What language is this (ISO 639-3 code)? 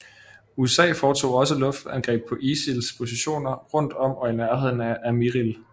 dan